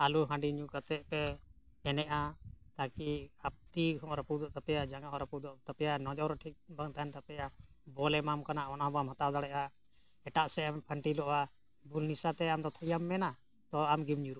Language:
Santali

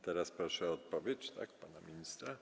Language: Polish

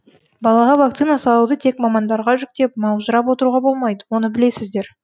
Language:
Kazakh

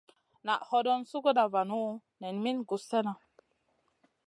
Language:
Masana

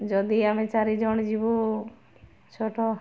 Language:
Odia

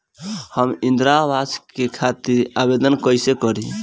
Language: Bhojpuri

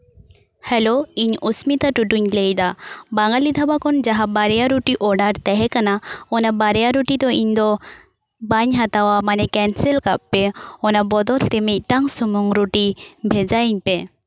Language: Santali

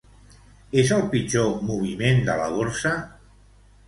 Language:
Catalan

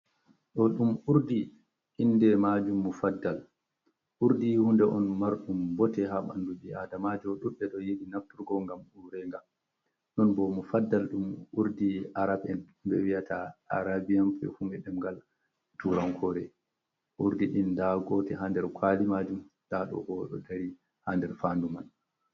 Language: Fula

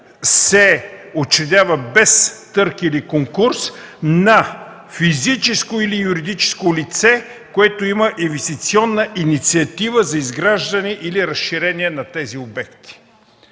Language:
Bulgarian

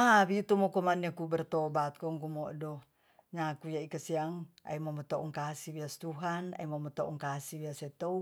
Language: Tonsea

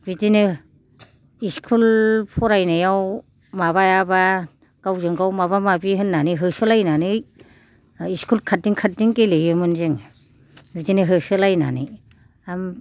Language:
Bodo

